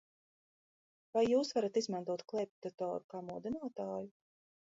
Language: Latvian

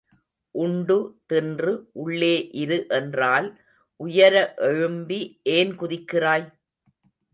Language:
Tamil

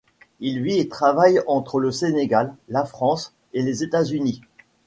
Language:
French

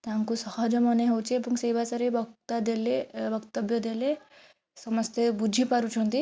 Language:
Odia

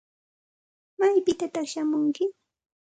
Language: Santa Ana de Tusi Pasco Quechua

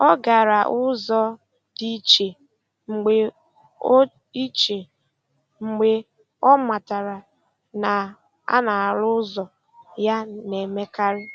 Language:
Igbo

